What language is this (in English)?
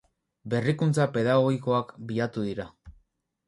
Basque